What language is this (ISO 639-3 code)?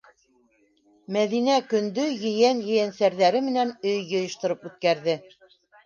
bak